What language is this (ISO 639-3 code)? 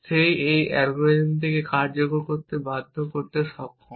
ben